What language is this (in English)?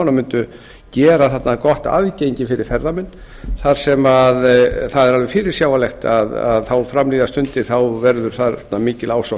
Icelandic